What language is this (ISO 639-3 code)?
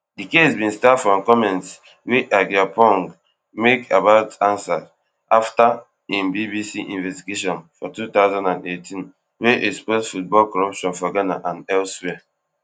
pcm